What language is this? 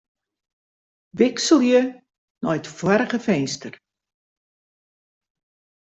Western Frisian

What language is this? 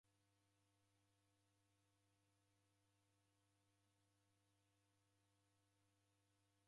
Taita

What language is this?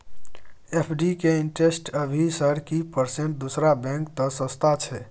Maithili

